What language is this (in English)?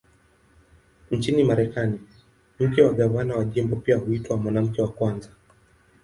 Swahili